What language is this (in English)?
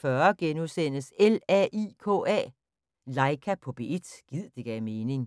Danish